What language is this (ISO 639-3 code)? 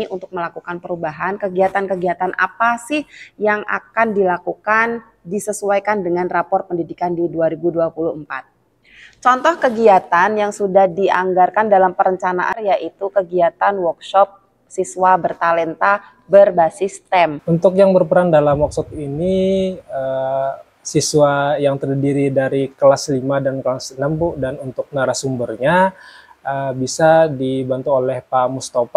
ind